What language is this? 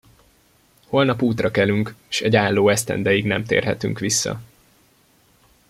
Hungarian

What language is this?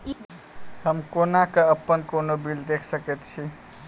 Maithili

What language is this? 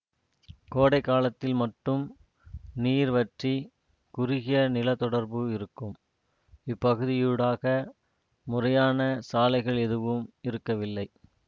Tamil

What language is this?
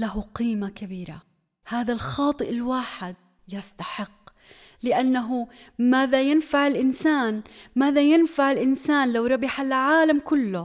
Arabic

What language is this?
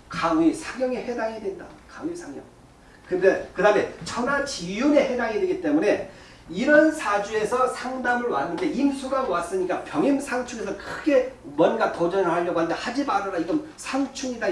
Korean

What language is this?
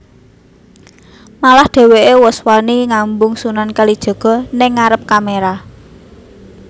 Javanese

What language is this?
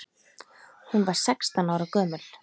Icelandic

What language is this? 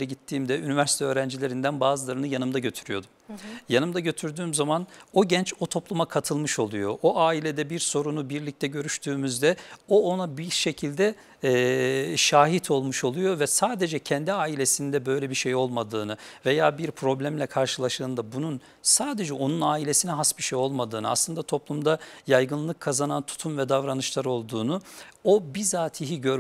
Turkish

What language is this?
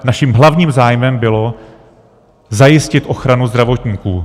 Czech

